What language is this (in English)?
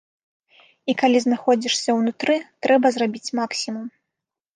Belarusian